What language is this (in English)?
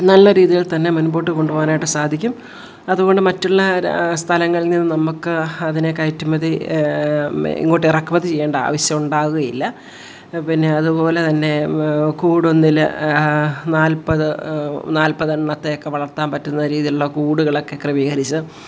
Malayalam